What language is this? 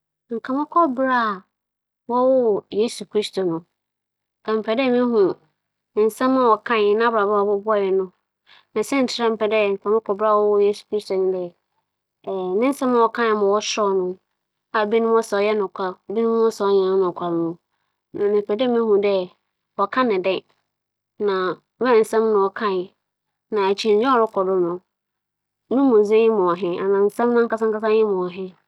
Akan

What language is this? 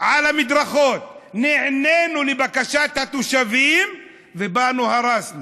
Hebrew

